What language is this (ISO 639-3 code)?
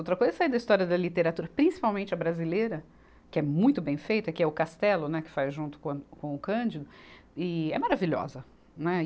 por